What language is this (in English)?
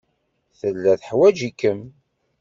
Kabyle